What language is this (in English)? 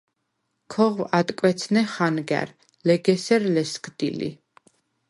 Svan